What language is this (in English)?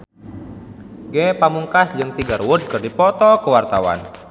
Sundanese